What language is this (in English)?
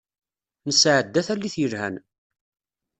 Kabyle